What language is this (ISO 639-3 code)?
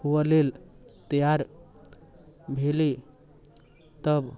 mai